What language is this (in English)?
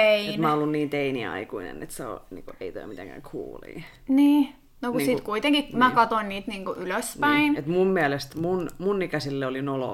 Finnish